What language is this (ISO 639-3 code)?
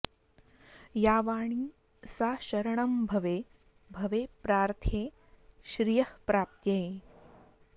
san